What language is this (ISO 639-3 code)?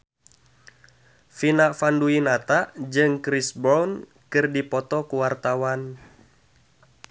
sun